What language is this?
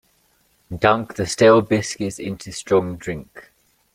English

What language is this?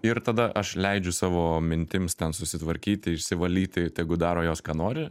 Lithuanian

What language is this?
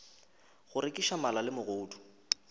Northern Sotho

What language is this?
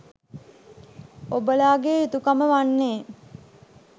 Sinhala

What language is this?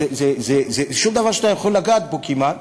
Hebrew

